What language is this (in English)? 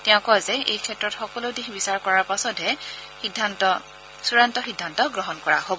Assamese